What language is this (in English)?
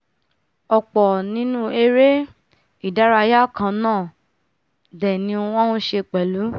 Yoruba